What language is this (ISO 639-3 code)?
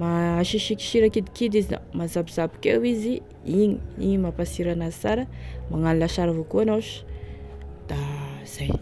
tkg